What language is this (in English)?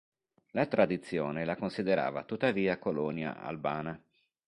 Italian